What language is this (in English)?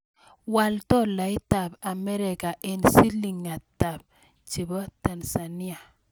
Kalenjin